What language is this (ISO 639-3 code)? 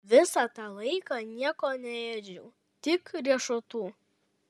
lit